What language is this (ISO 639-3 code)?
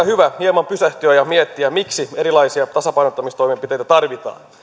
fin